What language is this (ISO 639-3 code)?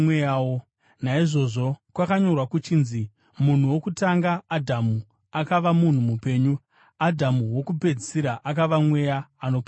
sna